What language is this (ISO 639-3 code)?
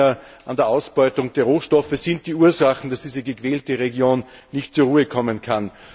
deu